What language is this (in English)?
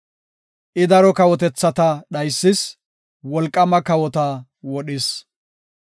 Gofa